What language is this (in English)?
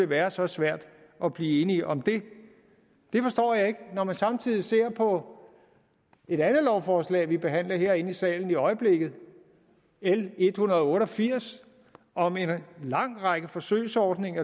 Danish